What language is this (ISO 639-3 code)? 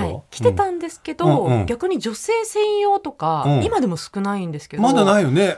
jpn